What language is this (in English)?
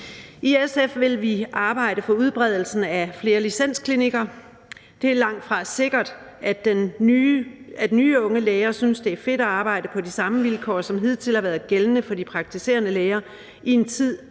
Danish